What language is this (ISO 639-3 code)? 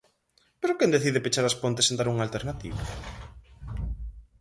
glg